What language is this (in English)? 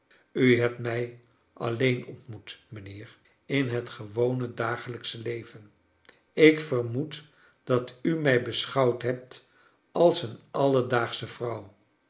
Dutch